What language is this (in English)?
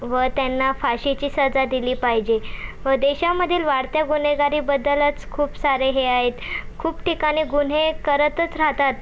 Marathi